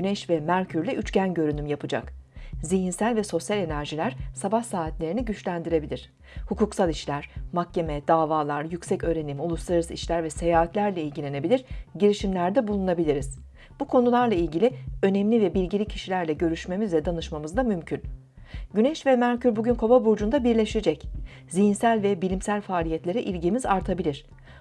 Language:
Turkish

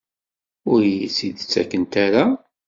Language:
Kabyle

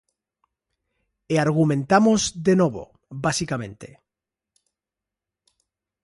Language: Galician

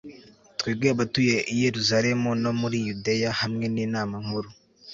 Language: Kinyarwanda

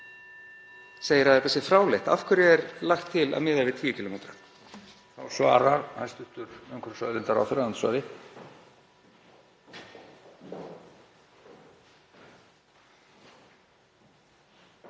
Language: Icelandic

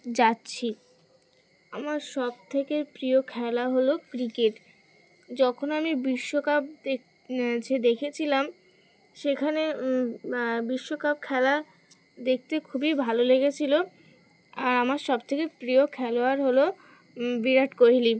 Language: Bangla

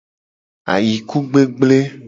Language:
Gen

